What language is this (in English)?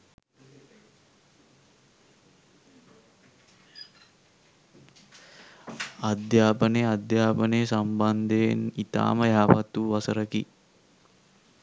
Sinhala